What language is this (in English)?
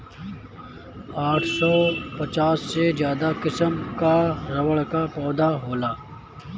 Bhojpuri